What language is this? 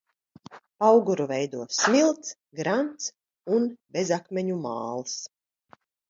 Latvian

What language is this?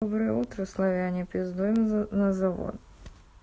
Russian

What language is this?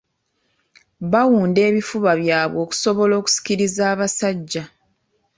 Ganda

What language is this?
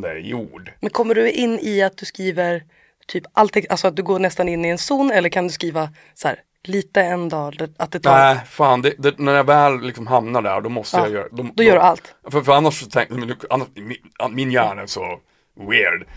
Swedish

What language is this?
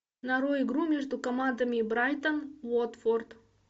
Russian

